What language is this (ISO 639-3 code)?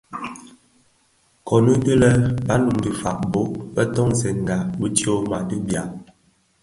ksf